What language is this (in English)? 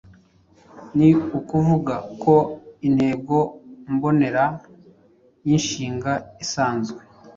Kinyarwanda